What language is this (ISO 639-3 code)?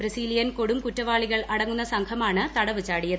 mal